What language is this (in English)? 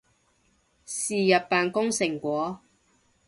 Cantonese